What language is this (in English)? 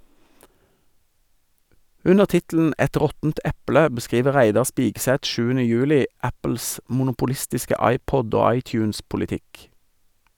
Norwegian